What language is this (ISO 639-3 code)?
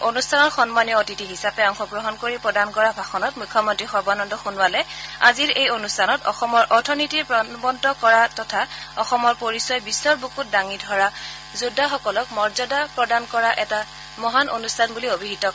asm